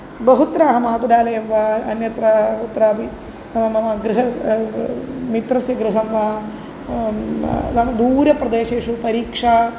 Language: Sanskrit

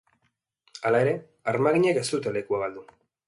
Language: Basque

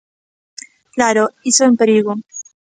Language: Galician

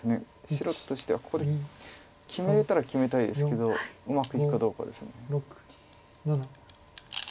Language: Japanese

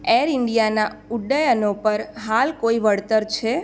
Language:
Gujarati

